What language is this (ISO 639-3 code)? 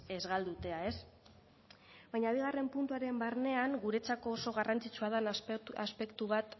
eus